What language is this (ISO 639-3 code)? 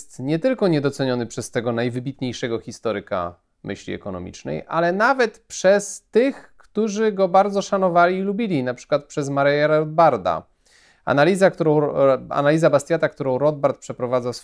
pol